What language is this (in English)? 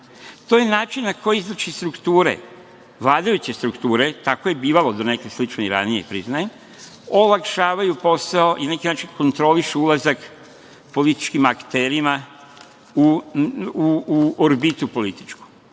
Serbian